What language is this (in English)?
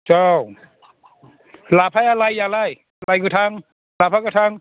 Bodo